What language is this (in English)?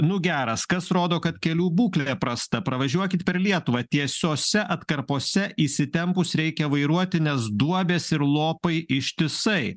Lithuanian